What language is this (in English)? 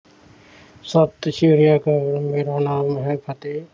Punjabi